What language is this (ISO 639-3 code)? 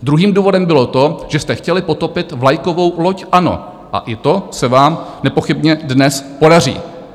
ces